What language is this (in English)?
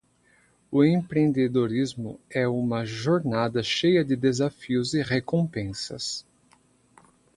Portuguese